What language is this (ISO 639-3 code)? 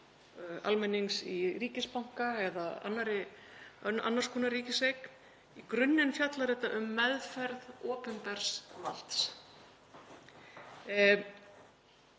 isl